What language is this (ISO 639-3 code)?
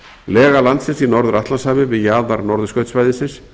isl